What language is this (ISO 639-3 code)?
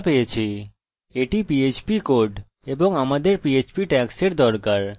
ben